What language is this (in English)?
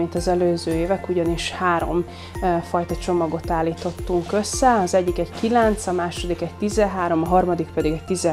Hungarian